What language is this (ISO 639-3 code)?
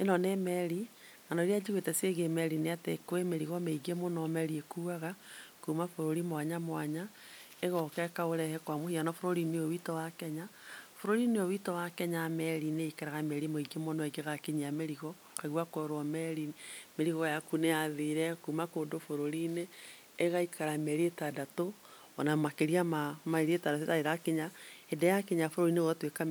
kik